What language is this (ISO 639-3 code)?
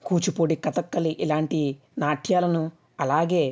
tel